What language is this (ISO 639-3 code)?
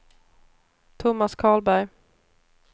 swe